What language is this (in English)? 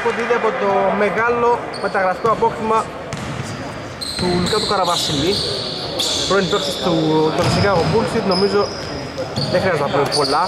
Greek